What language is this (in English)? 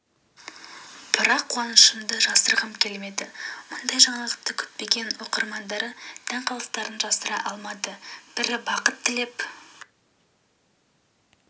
Kazakh